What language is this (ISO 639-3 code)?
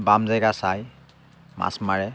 asm